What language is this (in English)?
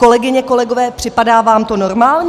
Czech